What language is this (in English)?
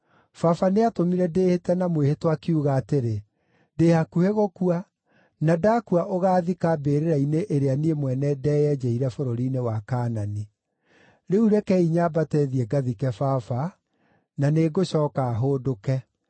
Kikuyu